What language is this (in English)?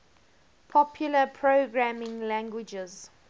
English